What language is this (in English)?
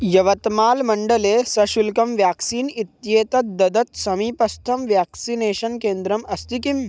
Sanskrit